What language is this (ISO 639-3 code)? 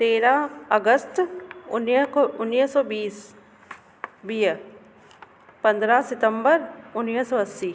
snd